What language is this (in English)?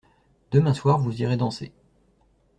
French